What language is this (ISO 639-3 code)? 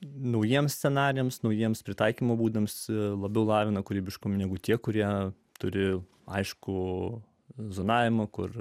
lit